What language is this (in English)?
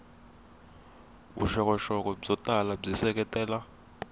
Tsonga